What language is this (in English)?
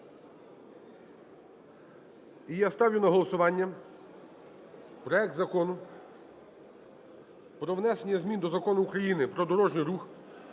Ukrainian